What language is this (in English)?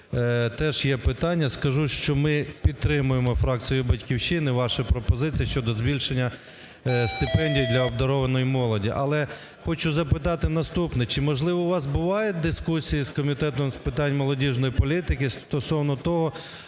Ukrainian